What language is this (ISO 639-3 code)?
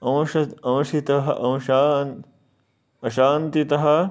san